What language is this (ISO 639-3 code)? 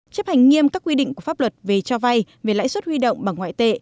vie